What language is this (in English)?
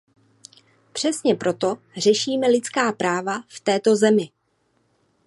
Czech